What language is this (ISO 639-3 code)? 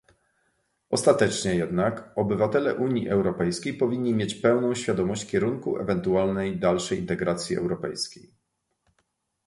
pol